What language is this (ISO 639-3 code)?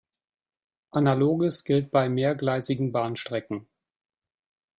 deu